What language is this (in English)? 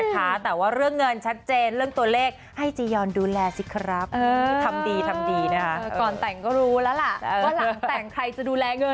Thai